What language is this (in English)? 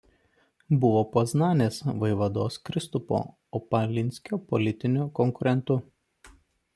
Lithuanian